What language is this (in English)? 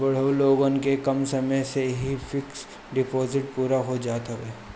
Bhojpuri